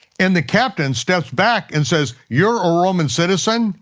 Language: English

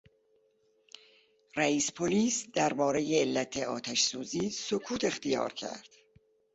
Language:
Persian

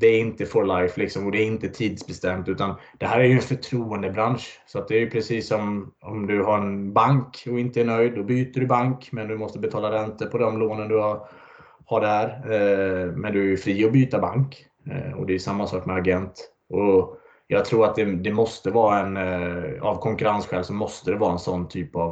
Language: Swedish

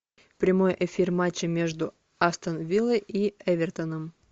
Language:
Russian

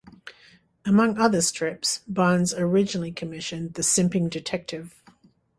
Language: English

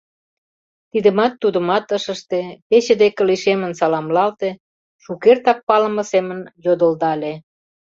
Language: Mari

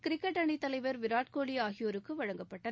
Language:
Tamil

